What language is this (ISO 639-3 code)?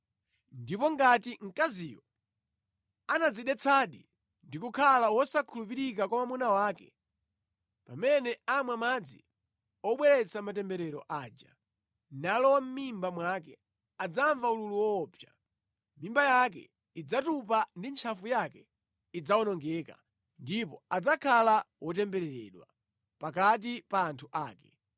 nya